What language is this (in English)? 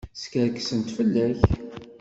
Kabyle